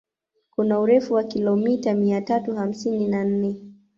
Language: Swahili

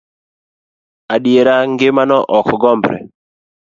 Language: Luo (Kenya and Tanzania)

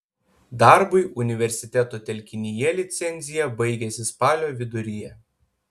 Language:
Lithuanian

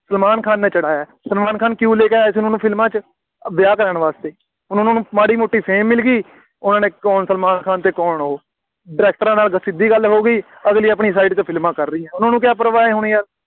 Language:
Punjabi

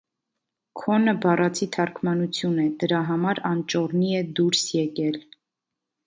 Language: Armenian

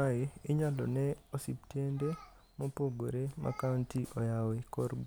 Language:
Luo (Kenya and Tanzania)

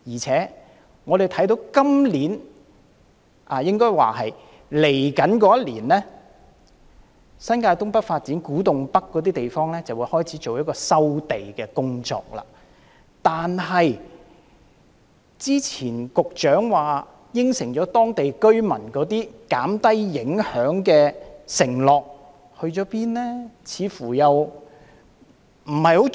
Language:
Cantonese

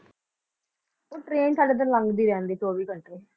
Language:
Punjabi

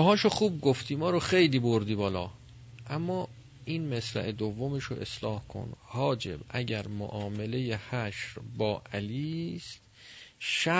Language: Persian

